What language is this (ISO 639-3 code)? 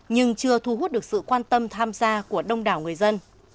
vie